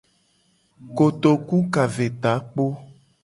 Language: Gen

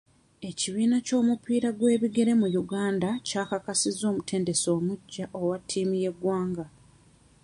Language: Ganda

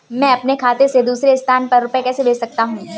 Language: Hindi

